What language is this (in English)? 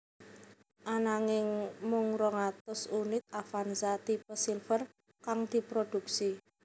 Javanese